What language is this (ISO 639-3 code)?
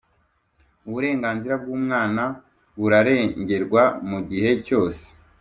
kin